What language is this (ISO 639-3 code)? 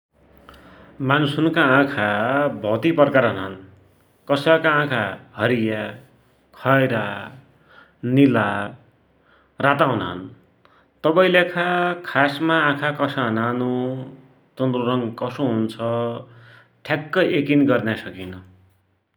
dty